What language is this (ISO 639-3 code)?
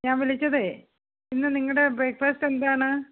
mal